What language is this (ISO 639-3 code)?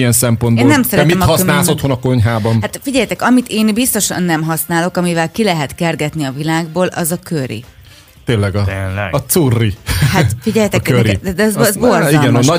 hun